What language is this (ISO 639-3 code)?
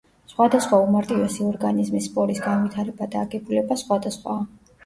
kat